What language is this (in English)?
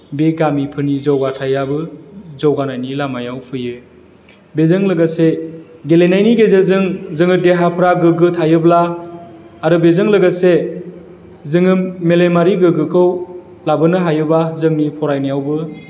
Bodo